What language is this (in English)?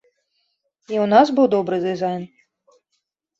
Belarusian